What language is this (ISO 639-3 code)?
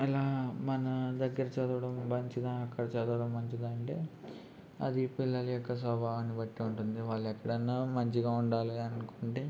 tel